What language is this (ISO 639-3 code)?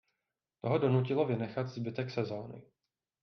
ces